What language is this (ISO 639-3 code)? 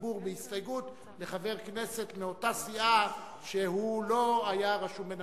heb